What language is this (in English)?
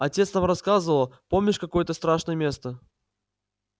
Russian